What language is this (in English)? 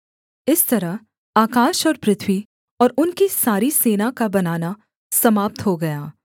Hindi